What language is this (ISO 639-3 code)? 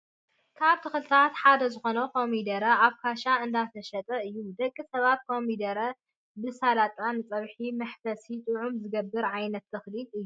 tir